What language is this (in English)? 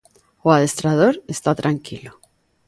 Galician